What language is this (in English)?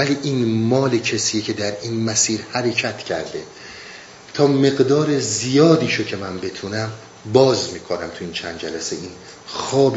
Persian